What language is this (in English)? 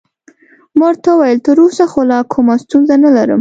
Pashto